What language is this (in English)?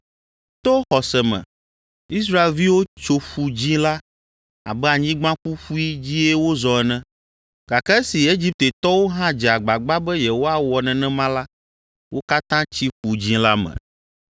Ewe